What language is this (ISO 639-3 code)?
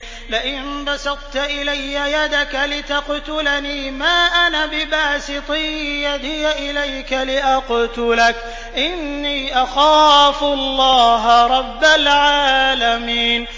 ara